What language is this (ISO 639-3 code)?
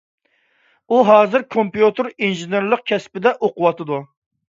uig